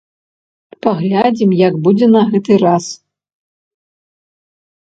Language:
Belarusian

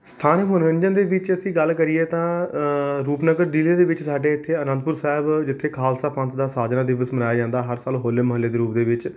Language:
Punjabi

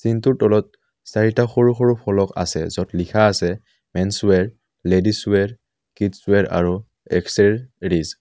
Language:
Assamese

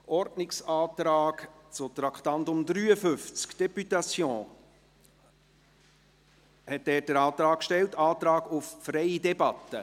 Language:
Swiss German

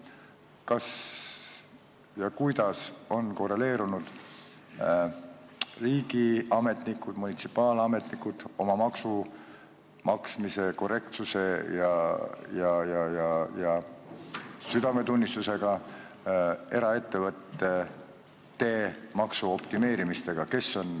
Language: Estonian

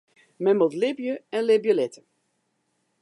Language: Western Frisian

